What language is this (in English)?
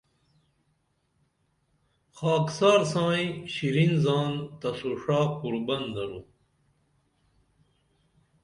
Dameli